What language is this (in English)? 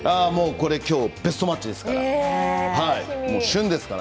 Japanese